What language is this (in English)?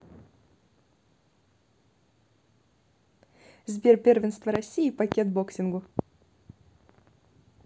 Russian